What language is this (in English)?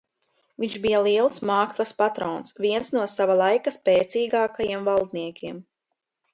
Latvian